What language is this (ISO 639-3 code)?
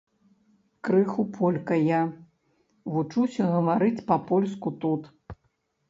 bel